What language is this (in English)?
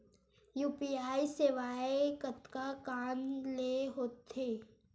Chhattisgarhi